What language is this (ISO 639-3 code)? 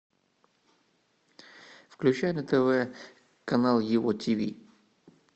rus